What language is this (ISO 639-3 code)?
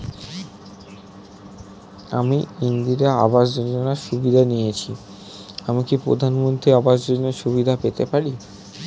ben